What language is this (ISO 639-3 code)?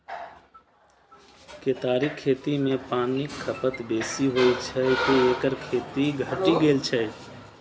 mai